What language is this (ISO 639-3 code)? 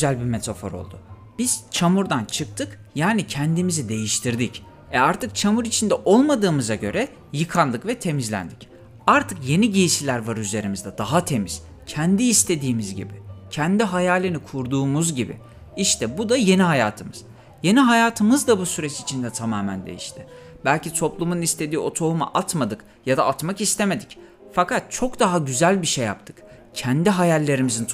tur